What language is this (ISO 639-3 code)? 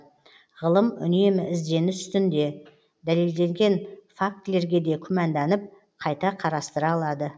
kaz